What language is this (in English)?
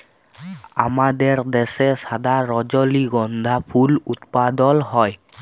Bangla